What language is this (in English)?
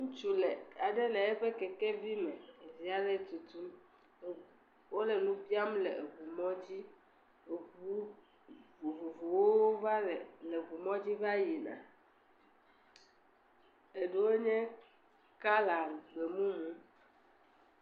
Ewe